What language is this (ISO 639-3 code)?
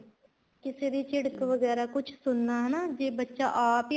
pan